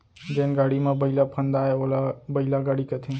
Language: Chhattisgarhi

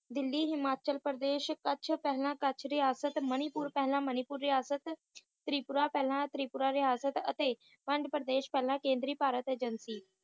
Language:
Punjabi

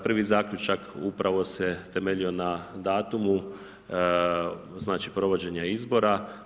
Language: Croatian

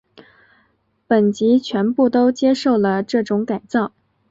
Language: Chinese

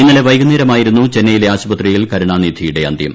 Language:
Malayalam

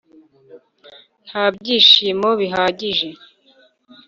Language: Kinyarwanda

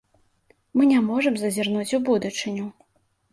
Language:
Belarusian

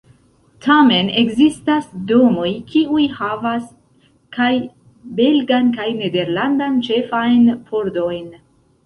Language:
Esperanto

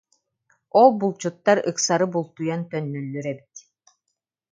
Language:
Yakut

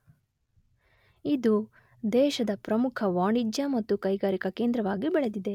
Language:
Kannada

